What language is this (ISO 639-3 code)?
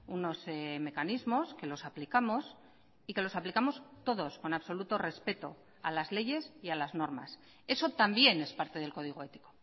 spa